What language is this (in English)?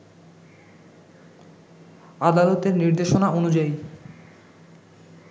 Bangla